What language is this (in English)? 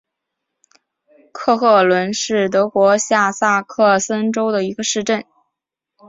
Chinese